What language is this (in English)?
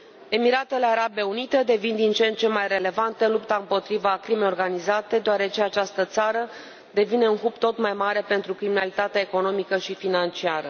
Romanian